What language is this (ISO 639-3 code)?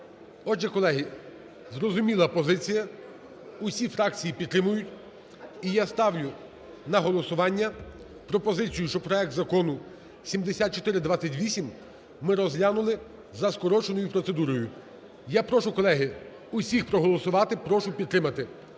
ukr